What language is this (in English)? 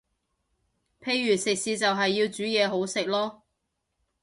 Cantonese